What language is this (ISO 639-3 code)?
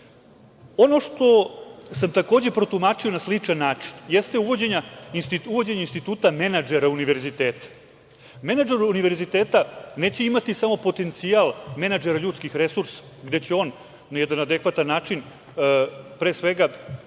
srp